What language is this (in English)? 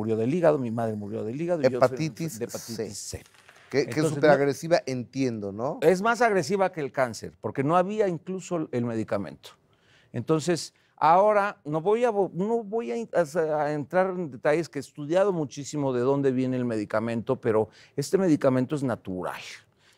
Spanish